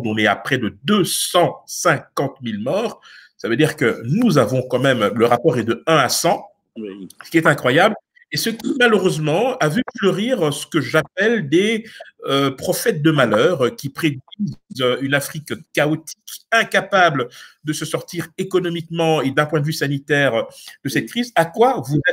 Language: French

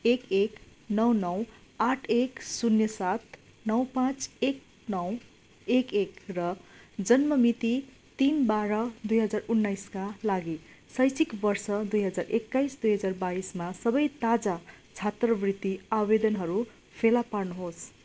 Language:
Nepali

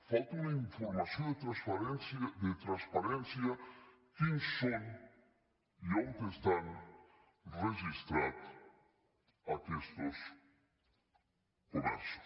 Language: Catalan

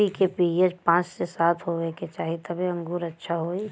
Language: Bhojpuri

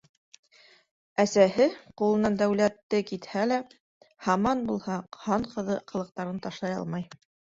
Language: Bashkir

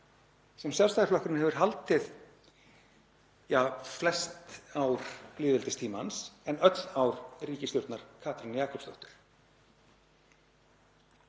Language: Icelandic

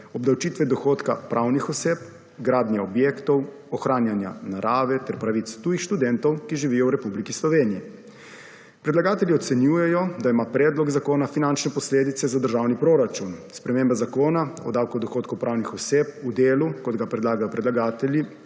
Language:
Slovenian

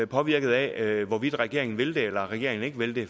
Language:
Danish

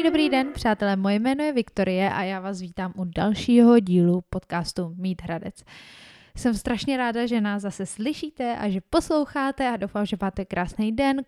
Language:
Czech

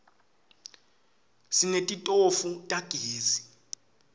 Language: Swati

